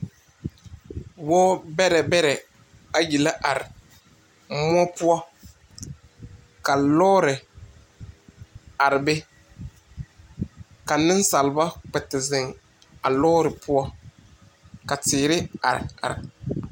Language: Southern Dagaare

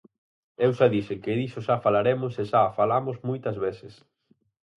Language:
Galician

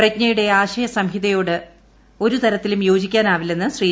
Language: Malayalam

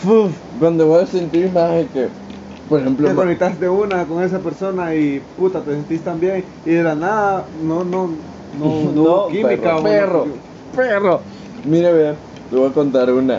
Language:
Spanish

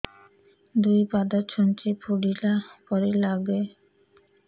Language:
Odia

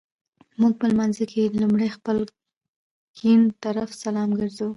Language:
Pashto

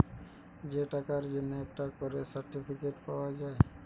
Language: Bangla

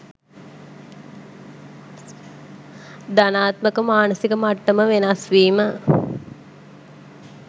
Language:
Sinhala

